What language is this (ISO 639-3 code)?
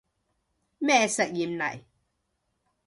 yue